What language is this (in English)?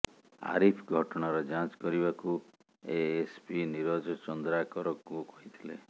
Odia